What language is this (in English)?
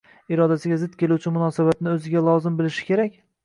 Uzbek